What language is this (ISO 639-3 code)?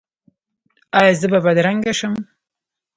pus